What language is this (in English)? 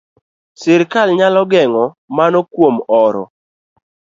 Luo (Kenya and Tanzania)